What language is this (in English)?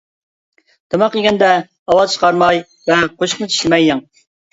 Uyghur